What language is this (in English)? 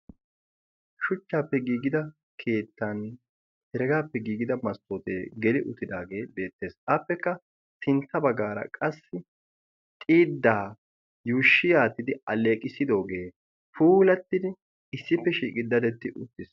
Wolaytta